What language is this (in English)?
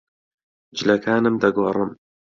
Central Kurdish